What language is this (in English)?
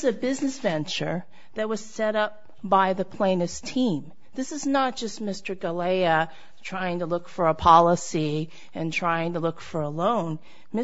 English